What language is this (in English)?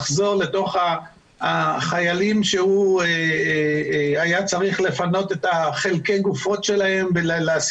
Hebrew